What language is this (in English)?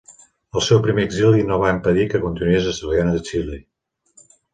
Catalan